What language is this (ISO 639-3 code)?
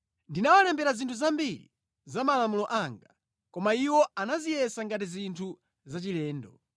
nya